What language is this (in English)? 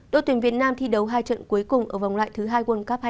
Vietnamese